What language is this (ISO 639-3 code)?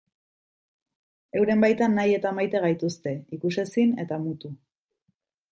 eus